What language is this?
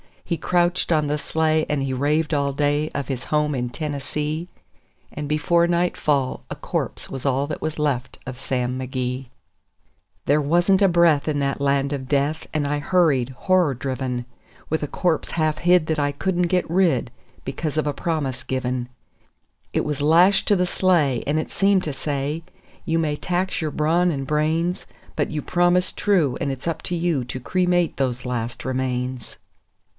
English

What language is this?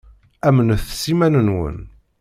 Kabyle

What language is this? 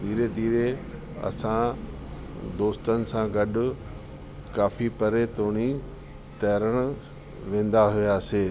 Sindhi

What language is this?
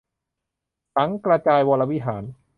Thai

